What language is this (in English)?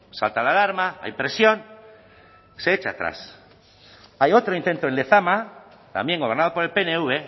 Spanish